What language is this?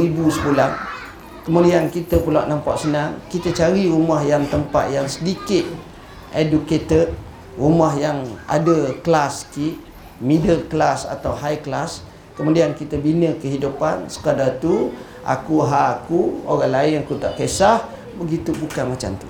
Malay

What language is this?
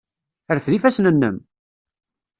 Kabyle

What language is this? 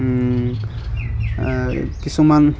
Assamese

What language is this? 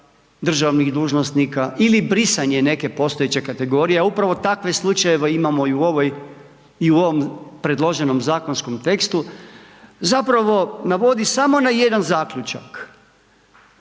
Croatian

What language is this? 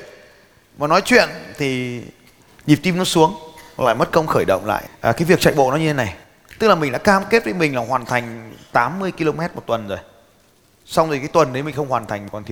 Vietnamese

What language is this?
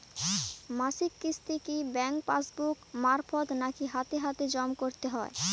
Bangla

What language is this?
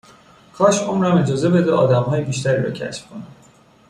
Persian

